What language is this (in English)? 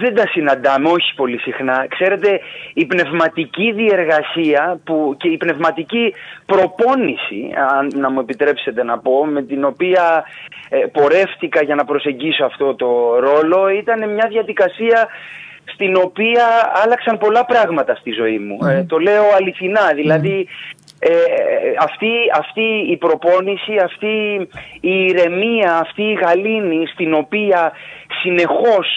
Greek